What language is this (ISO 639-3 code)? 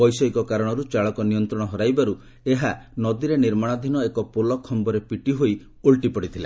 ori